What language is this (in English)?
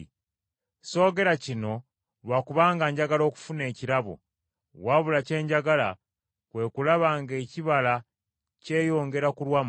Ganda